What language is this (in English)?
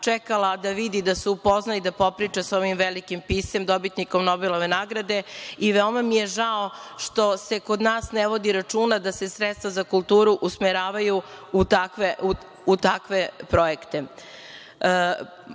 Serbian